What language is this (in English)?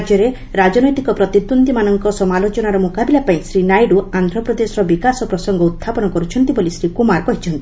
Odia